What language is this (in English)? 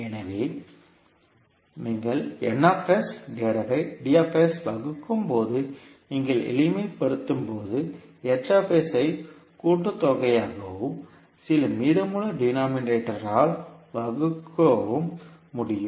Tamil